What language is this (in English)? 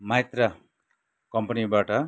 Nepali